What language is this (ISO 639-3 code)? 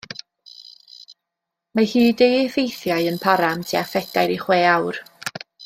cym